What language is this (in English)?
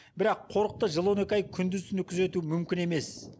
Kazakh